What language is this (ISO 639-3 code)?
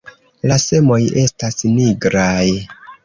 epo